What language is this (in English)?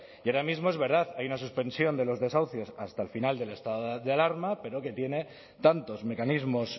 Spanish